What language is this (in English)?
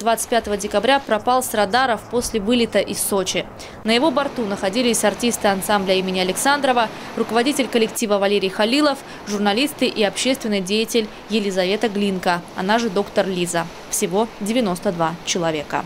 Russian